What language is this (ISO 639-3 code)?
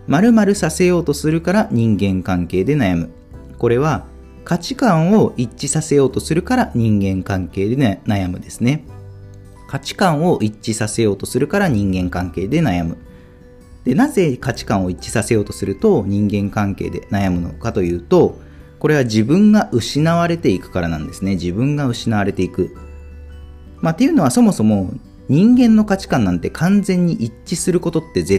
jpn